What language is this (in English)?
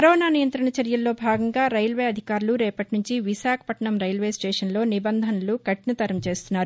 Telugu